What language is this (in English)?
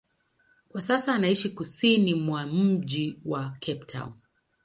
Swahili